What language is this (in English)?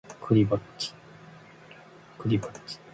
Japanese